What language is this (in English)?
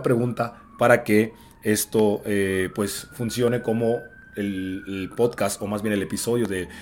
Spanish